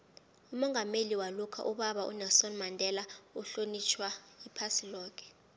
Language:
South Ndebele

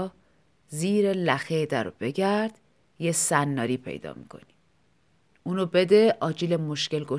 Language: Persian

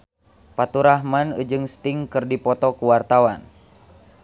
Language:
Sundanese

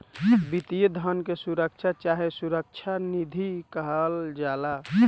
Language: Bhojpuri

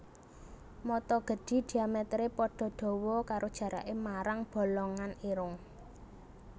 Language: Javanese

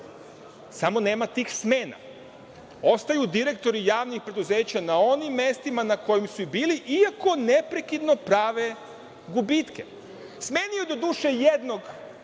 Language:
Serbian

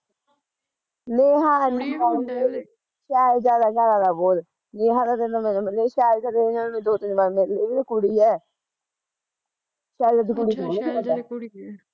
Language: Punjabi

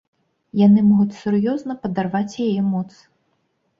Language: Belarusian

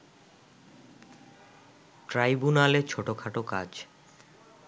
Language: Bangla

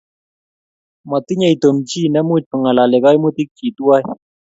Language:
Kalenjin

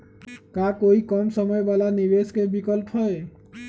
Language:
Magahi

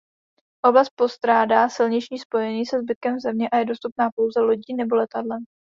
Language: Czech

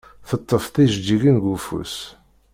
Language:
Kabyle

